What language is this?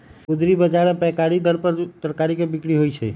Magahi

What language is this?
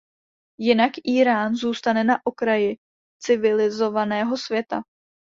Czech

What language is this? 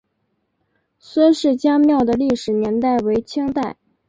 Chinese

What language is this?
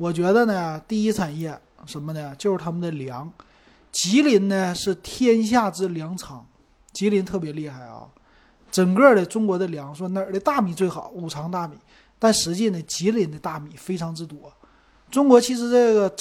Chinese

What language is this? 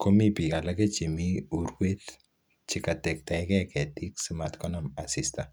Kalenjin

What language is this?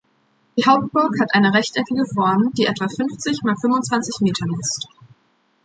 German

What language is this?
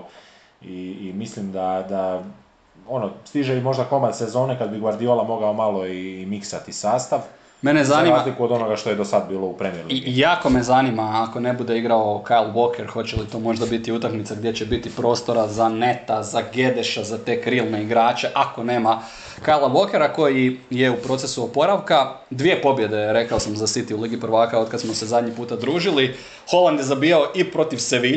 Croatian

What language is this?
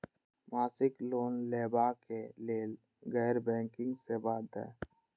Maithili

